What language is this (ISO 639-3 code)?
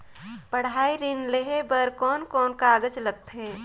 hne